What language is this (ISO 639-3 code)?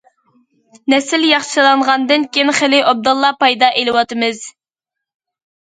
uig